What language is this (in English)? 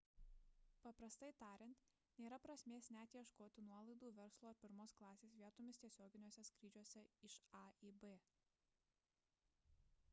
Lithuanian